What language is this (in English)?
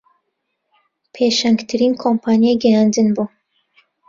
Central Kurdish